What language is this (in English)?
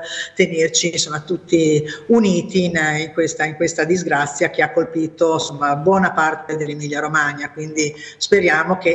Italian